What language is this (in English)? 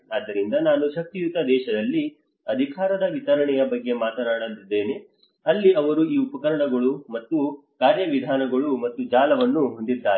Kannada